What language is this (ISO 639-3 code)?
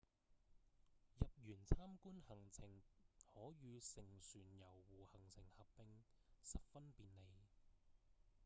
yue